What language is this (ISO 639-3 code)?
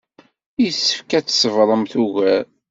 kab